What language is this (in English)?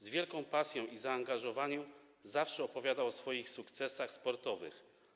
Polish